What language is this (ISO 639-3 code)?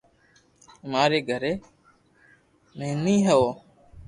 lrk